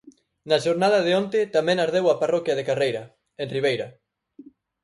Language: Galician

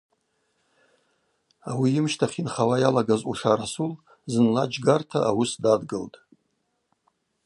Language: Abaza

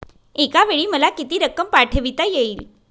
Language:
Marathi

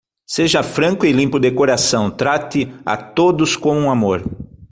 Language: Portuguese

